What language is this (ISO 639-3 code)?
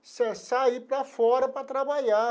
por